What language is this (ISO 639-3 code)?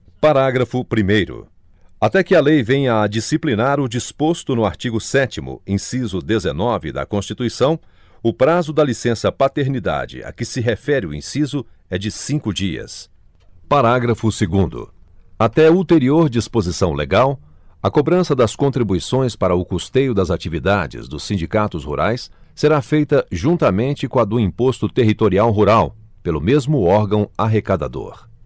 por